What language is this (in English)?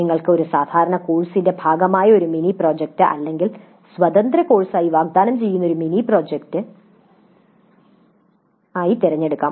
Malayalam